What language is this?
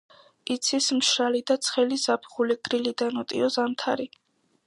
Georgian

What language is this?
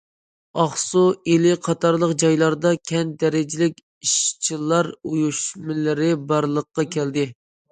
Uyghur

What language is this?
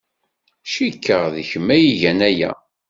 Kabyle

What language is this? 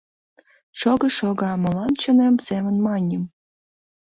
Mari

